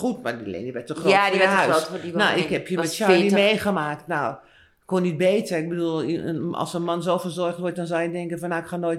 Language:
Dutch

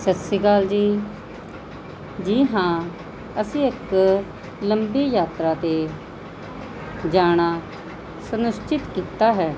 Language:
Punjabi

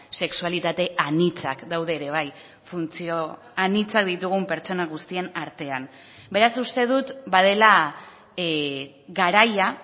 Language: Basque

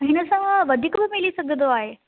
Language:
Sindhi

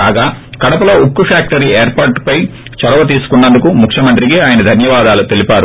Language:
Telugu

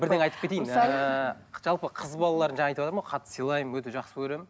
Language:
Kazakh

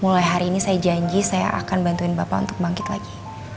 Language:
Indonesian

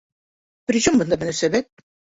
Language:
Bashkir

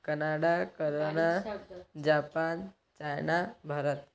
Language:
Odia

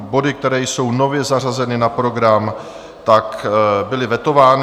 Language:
Czech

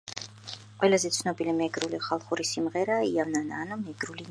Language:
Georgian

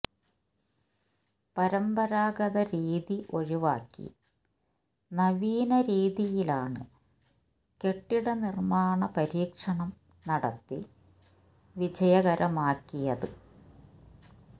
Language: Malayalam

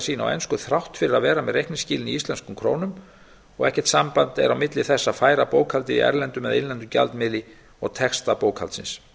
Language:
Icelandic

